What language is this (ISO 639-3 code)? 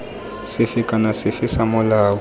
tsn